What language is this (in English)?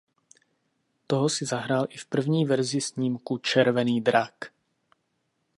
Czech